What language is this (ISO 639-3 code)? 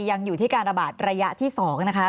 tha